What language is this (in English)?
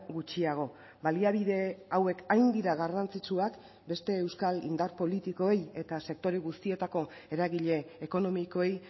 Basque